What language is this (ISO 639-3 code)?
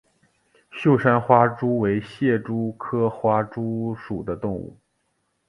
zho